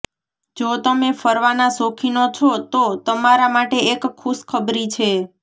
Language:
Gujarati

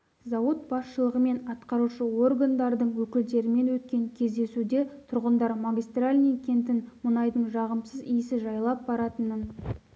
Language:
Kazakh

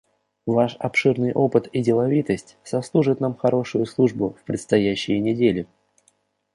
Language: Russian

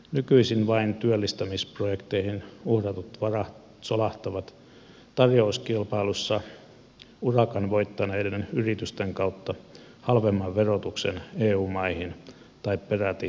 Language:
Finnish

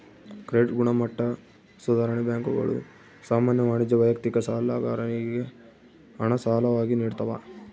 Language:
Kannada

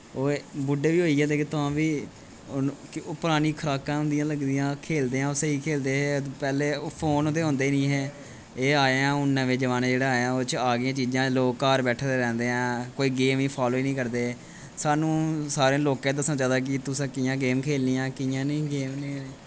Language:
Dogri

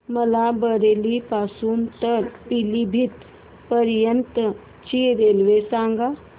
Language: Marathi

